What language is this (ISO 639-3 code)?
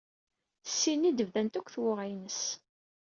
kab